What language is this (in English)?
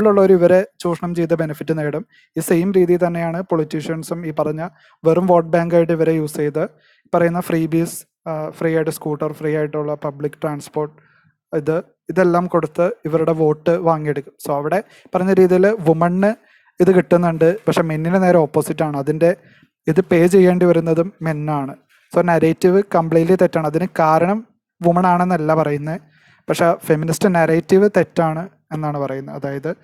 Malayalam